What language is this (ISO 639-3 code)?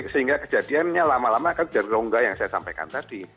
ind